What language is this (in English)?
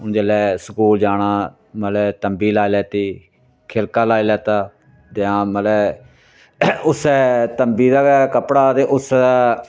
Dogri